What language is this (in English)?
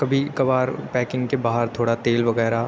Urdu